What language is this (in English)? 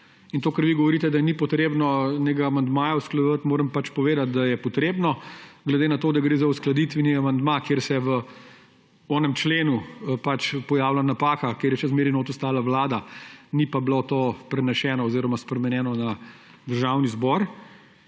Slovenian